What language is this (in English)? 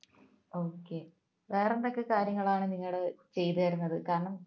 Malayalam